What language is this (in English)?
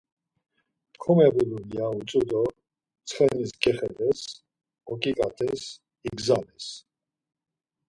Laz